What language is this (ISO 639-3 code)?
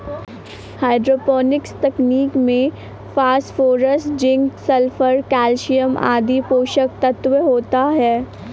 hin